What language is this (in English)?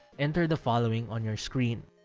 English